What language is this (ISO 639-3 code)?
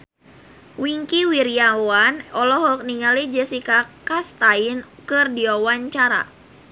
sun